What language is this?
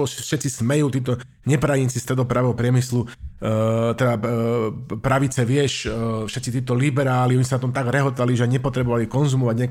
Slovak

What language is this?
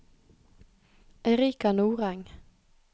Norwegian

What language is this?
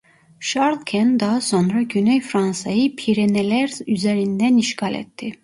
Turkish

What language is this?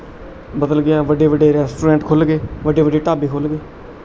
Punjabi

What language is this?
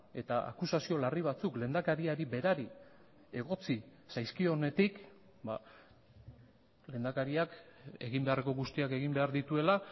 Basque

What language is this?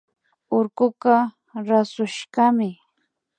Imbabura Highland Quichua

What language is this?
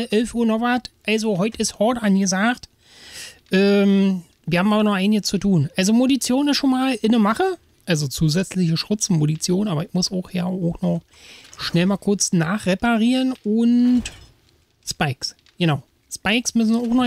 German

